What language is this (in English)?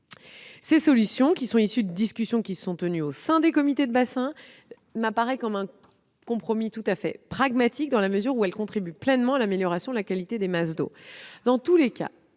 French